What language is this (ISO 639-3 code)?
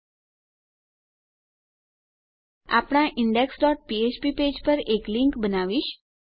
guj